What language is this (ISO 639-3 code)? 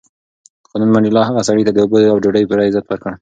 pus